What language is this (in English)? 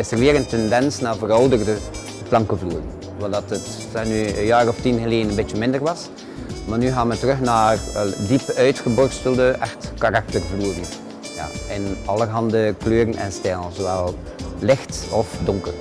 Dutch